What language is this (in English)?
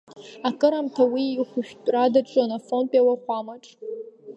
Abkhazian